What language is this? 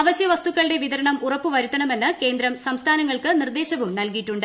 Malayalam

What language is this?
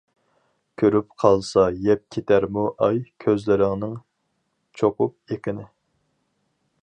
Uyghur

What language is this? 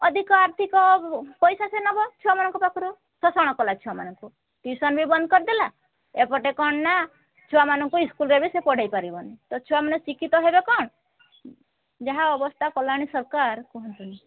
Odia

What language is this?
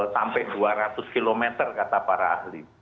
Indonesian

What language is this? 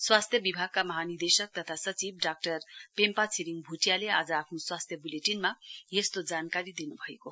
Nepali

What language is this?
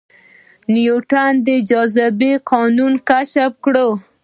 Pashto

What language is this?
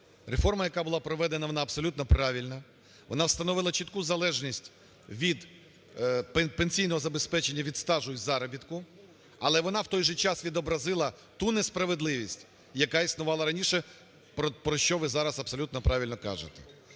Ukrainian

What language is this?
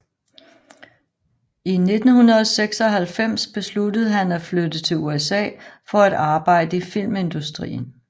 Danish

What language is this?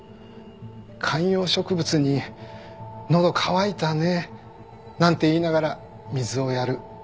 Japanese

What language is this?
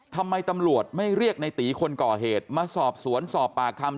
Thai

